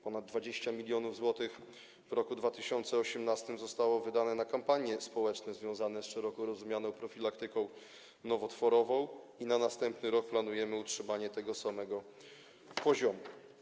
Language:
Polish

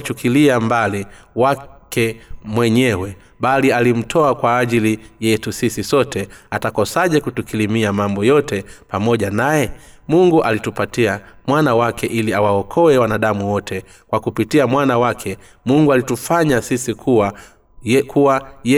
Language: Swahili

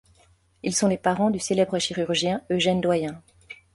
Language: French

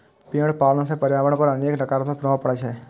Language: Maithili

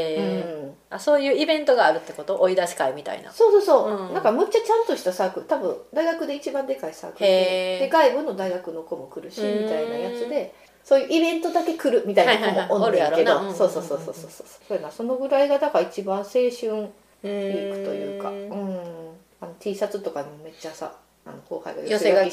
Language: Japanese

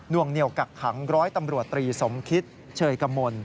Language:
Thai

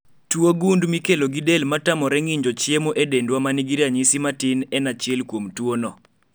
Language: Luo (Kenya and Tanzania)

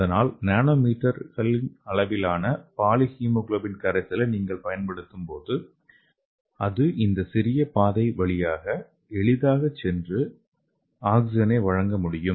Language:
Tamil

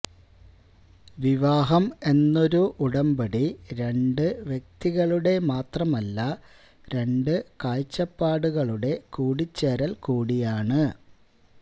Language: Malayalam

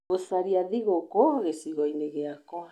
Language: Kikuyu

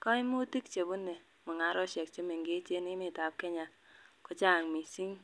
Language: Kalenjin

